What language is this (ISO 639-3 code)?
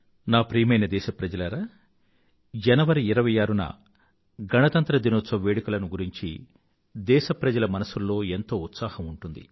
tel